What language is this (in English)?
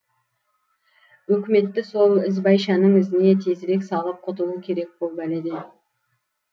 Kazakh